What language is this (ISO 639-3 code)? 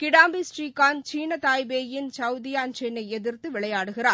tam